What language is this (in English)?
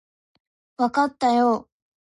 Japanese